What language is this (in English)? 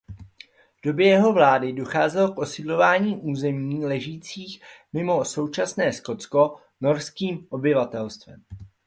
Czech